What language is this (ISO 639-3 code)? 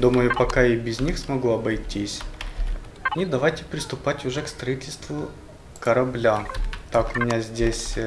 rus